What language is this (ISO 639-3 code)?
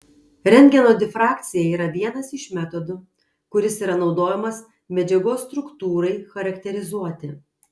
lit